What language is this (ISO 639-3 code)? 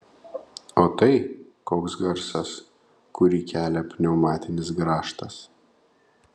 lit